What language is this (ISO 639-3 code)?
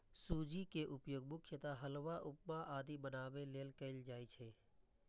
mai